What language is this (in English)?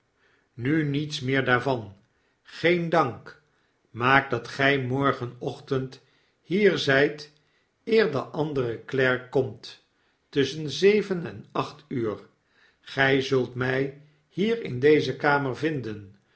Dutch